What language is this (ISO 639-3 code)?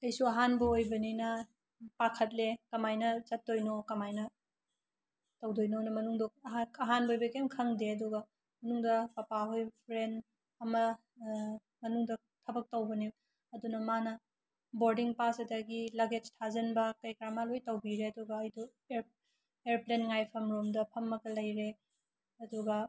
mni